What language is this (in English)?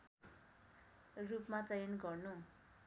Nepali